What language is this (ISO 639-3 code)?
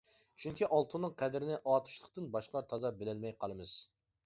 uig